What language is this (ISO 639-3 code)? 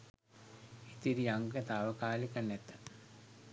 sin